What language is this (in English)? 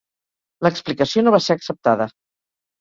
Catalan